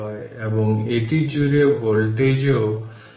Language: Bangla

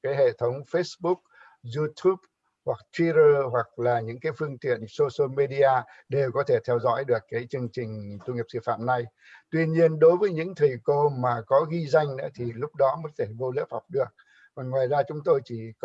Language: Vietnamese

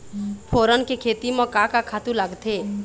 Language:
Chhattisgarhi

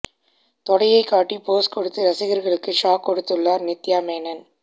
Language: Tamil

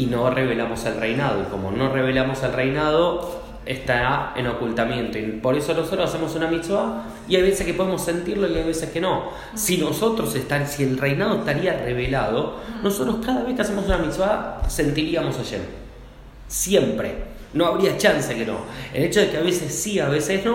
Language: Spanish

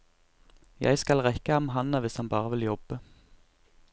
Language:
Norwegian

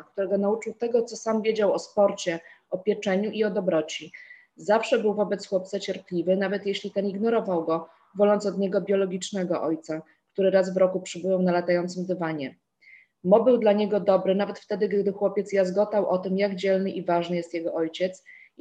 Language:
Polish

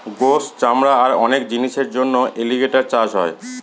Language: Bangla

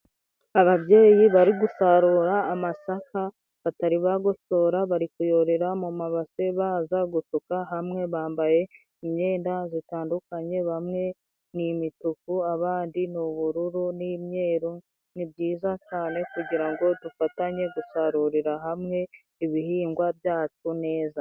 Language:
Kinyarwanda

